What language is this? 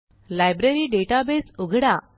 Marathi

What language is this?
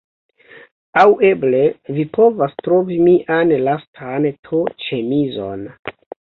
Esperanto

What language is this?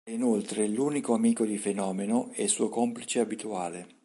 Italian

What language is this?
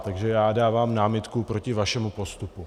Czech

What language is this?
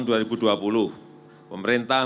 Indonesian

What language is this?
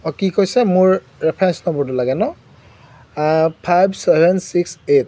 Assamese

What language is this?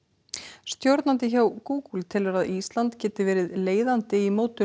Icelandic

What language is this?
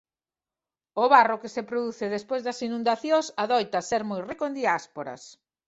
Galician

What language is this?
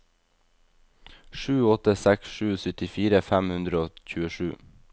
Norwegian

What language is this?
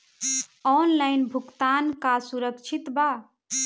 Bhojpuri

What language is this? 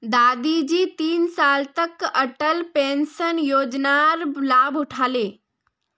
Magahi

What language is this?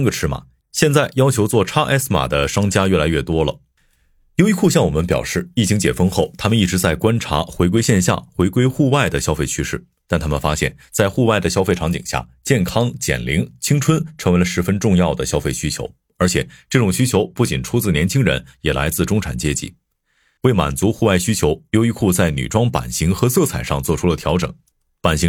Chinese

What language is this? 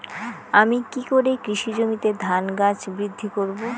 Bangla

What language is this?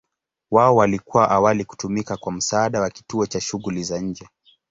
Swahili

